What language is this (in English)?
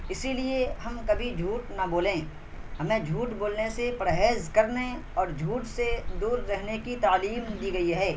Urdu